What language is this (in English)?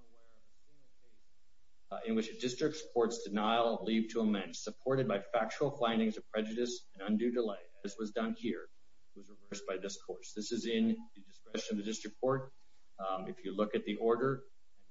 English